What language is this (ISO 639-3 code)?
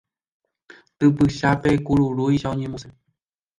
grn